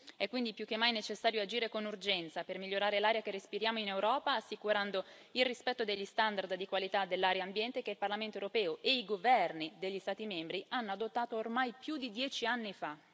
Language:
Italian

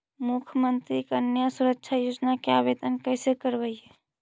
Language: Magahi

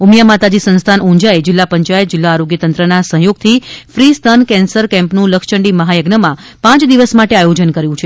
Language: Gujarati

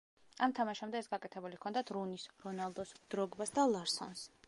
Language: Georgian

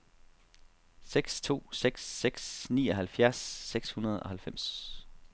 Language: Danish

